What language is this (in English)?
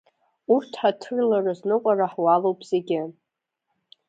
Abkhazian